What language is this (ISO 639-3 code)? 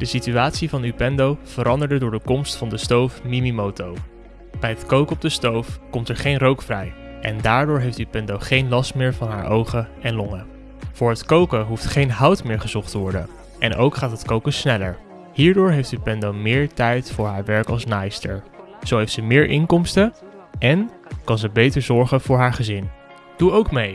nld